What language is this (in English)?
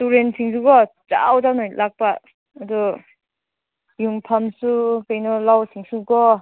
Manipuri